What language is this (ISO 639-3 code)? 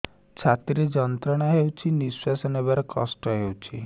ori